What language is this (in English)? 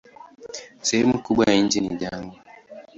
Swahili